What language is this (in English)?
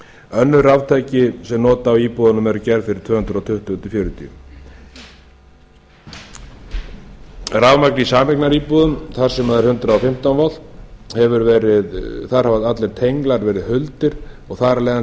Icelandic